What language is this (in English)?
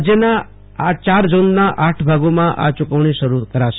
Gujarati